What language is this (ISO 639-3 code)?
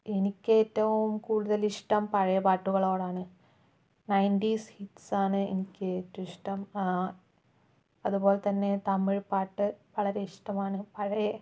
mal